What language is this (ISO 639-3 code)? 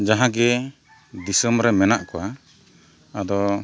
sat